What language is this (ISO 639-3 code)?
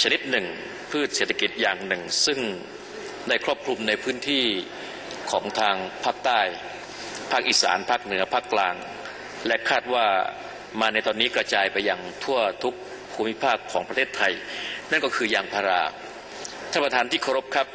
tha